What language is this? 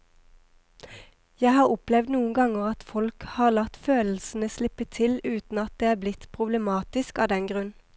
Norwegian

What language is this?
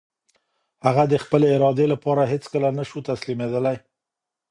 Pashto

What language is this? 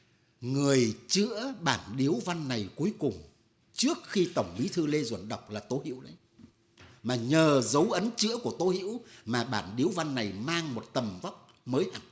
Vietnamese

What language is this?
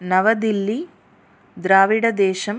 Sanskrit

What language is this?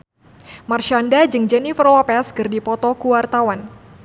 Sundanese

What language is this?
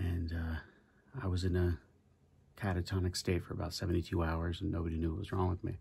English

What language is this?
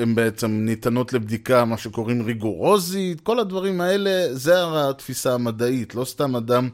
Hebrew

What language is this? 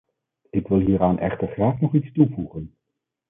Dutch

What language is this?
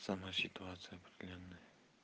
Russian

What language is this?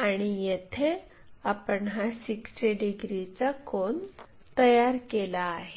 Marathi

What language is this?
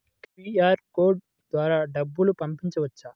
Telugu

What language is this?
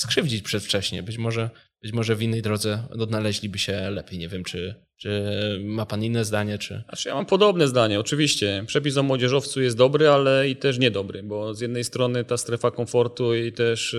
Polish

